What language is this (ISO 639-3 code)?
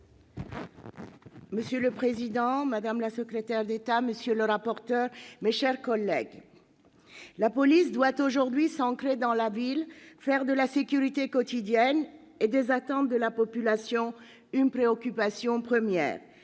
fra